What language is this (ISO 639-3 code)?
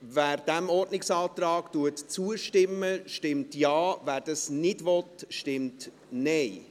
gsw